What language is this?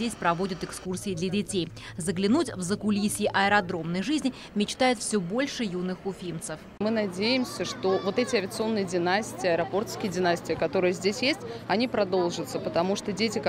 Russian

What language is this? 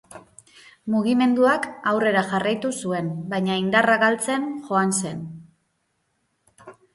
Basque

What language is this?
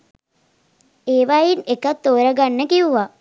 Sinhala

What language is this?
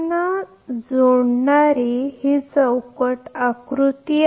Marathi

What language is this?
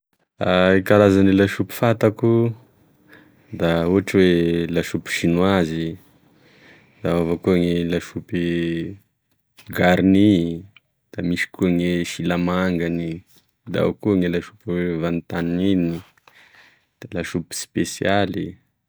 Tesaka Malagasy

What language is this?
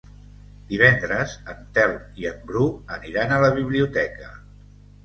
Catalan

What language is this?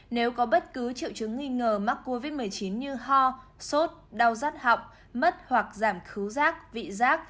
Vietnamese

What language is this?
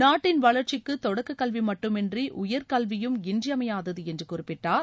Tamil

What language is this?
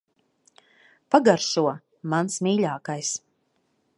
Latvian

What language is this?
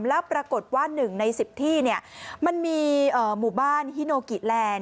Thai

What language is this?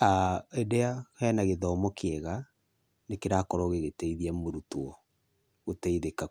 Kikuyu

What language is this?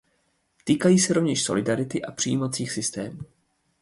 Czech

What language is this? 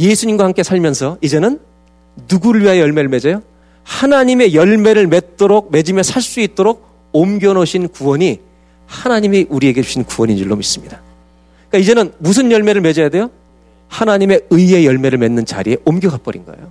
Korean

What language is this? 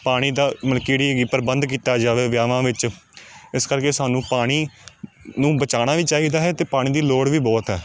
Punjabi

